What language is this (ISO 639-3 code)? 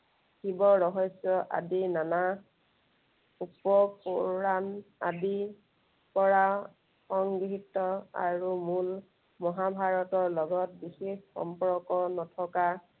asm